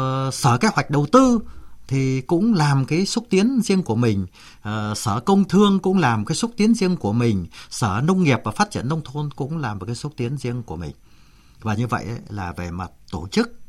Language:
Vietnamese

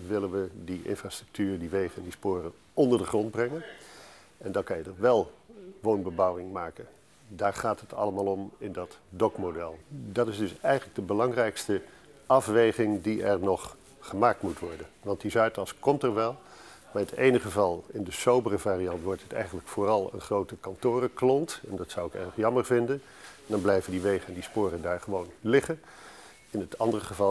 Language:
Dutch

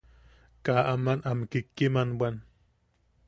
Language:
Yaqui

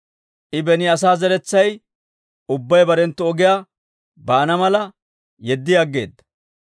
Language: Dawro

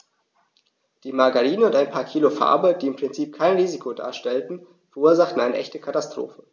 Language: German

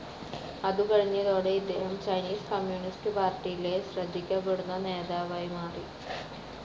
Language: Malayalam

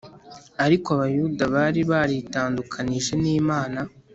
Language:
Kinyarwanda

